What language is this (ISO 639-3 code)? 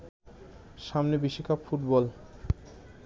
ben